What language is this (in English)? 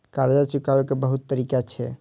Maithili